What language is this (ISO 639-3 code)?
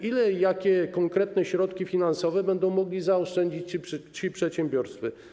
pol